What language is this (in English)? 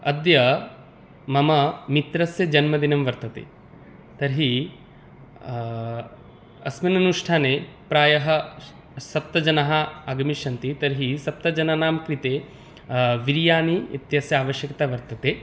Sanskrit